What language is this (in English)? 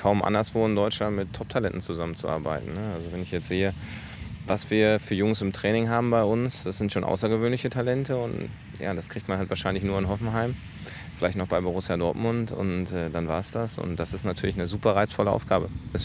German